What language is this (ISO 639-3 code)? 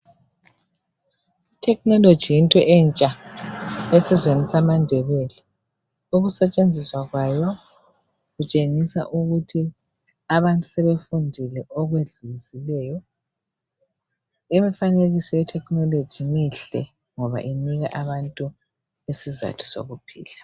nde